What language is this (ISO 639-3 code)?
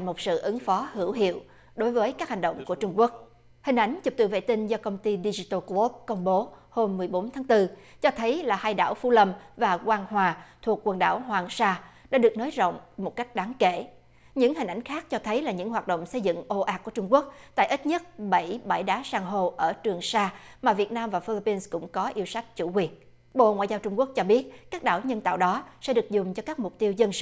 vie